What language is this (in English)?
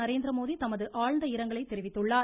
Tamil